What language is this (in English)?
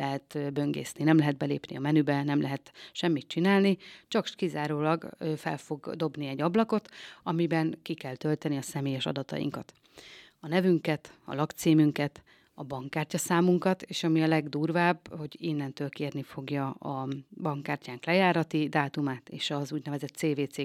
Hungarian